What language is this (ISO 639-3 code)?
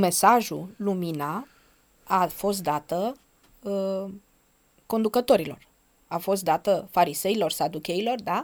ron